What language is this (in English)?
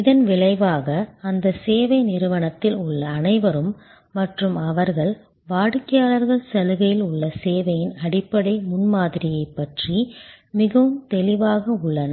Tamil